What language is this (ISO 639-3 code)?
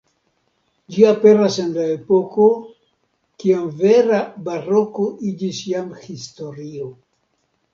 epo